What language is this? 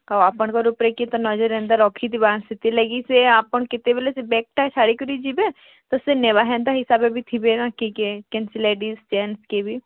Odia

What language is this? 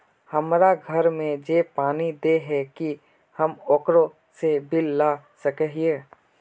Magahi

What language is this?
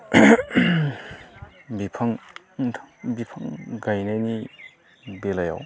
Bodo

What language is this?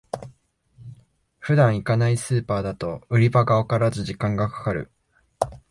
Japanese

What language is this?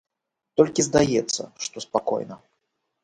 Belarusian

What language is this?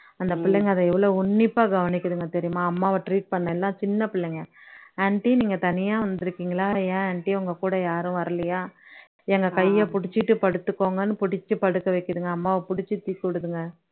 Tamil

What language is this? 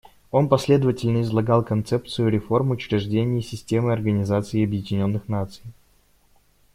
Russian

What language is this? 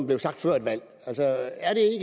Danish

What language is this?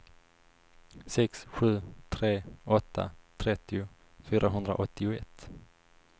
Swedish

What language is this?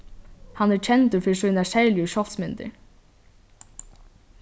Faroese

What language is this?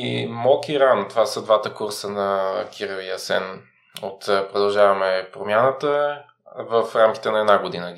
Bulgarian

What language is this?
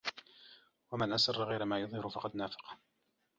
Arabic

